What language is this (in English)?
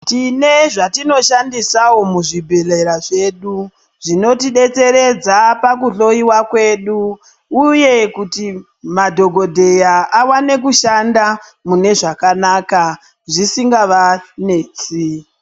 Ndau